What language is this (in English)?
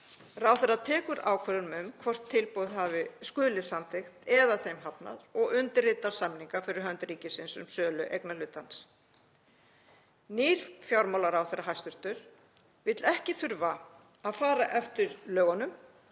Icelandic